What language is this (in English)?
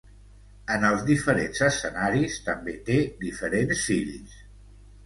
Catalan